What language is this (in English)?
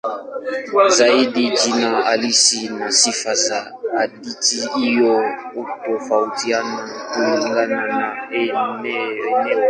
Swahili